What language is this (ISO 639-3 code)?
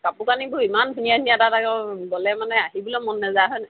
asm